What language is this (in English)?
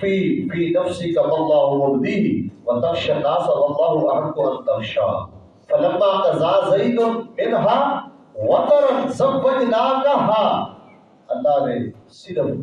Urdu